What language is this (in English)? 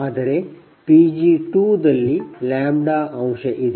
Kannada